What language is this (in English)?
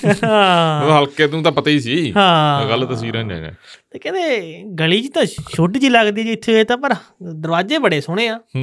Punjabi